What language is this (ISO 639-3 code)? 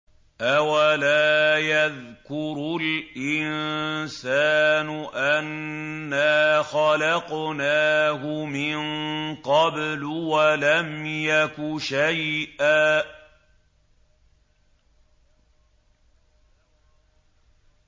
ara